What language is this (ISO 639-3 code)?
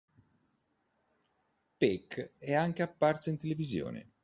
ita